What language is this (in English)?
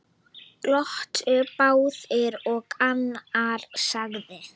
Icelandic